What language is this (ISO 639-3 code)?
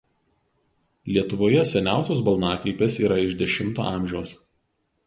lit